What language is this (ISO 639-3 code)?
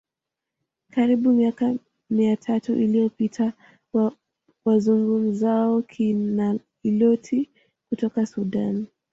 swa